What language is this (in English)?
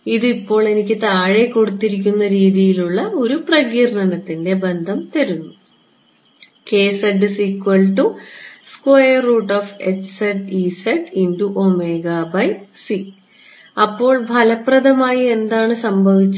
Malayalam